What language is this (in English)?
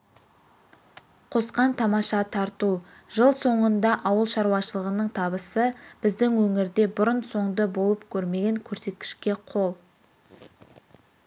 Kazakh